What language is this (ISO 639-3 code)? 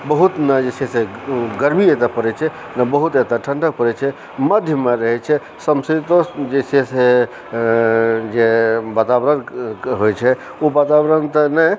mai